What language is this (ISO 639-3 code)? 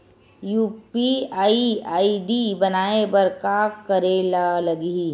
hne